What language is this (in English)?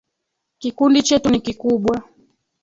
Swahili